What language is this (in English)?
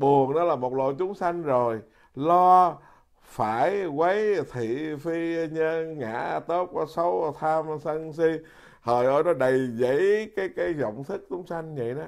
Vietnamese